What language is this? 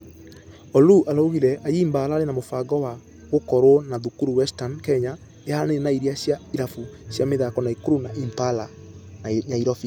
Kikuyu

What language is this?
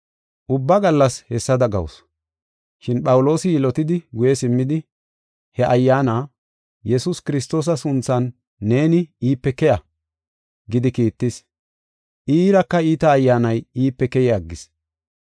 Gofa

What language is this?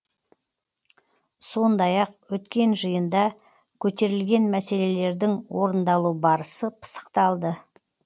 Kazakh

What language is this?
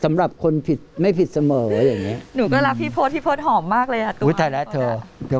Thai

